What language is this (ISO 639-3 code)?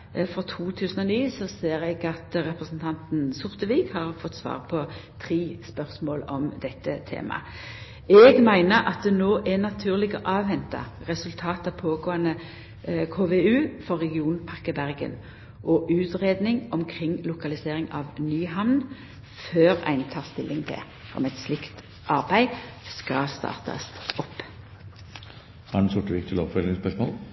nno